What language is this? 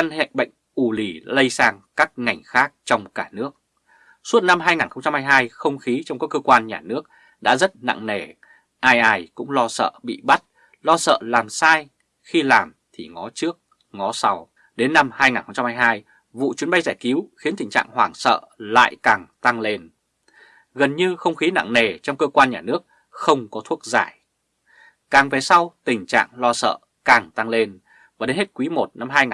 Vietnamese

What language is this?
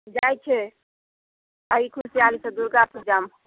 Maithili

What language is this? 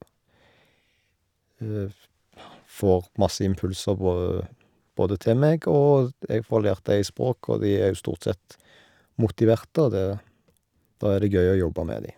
Norwegian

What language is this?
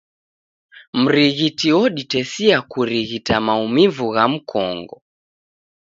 Taita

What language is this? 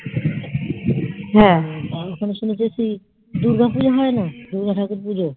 Bangla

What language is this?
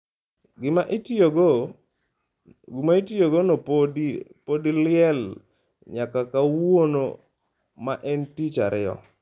Luo (Kenya and Tanzania)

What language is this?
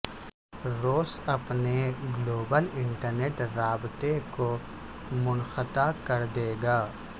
Urdu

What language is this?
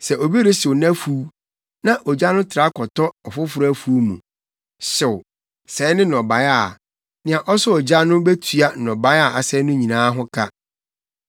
Akan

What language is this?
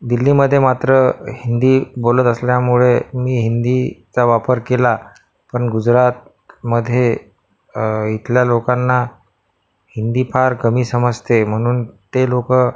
Marathi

